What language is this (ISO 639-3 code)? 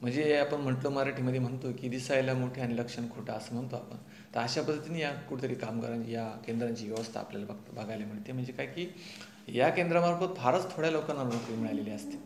mar